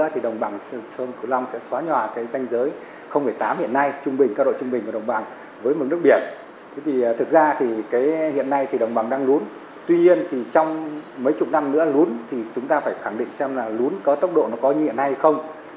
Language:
Vietnamese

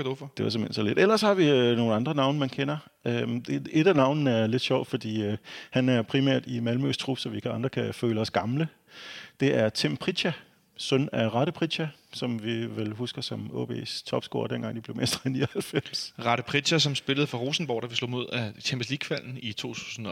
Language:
Danish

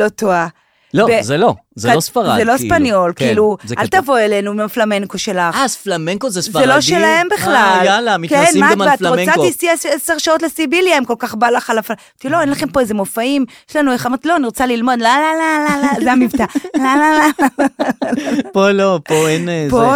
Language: Hebrew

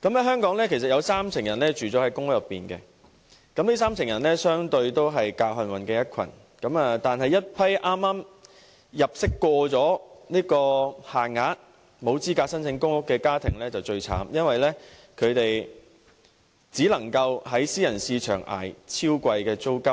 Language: Cantonese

